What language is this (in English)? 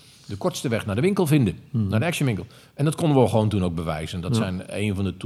Dutch